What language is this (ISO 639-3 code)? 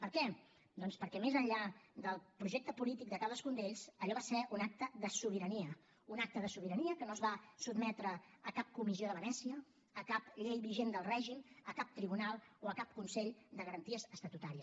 cat